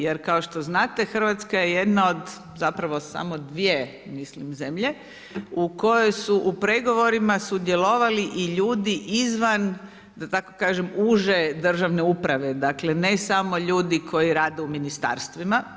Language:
Croatian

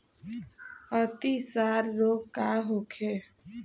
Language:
Bhojpuri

